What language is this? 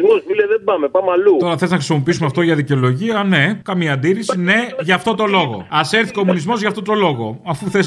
Greek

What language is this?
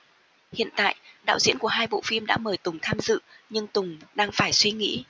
Vietnamese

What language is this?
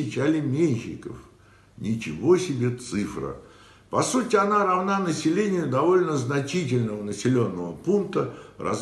Russian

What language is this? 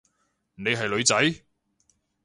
Cantonese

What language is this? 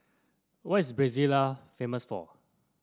English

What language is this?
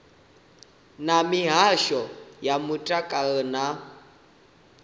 Venda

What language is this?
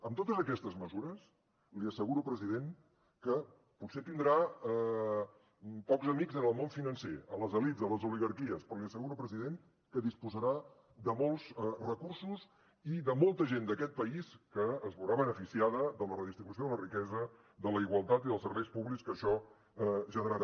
Catalan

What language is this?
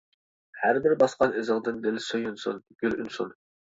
Uyghur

